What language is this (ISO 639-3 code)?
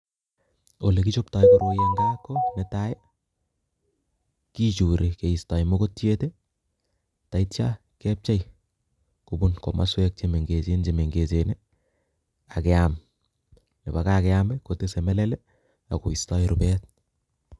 kln